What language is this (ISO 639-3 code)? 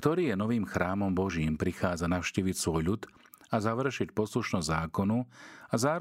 slk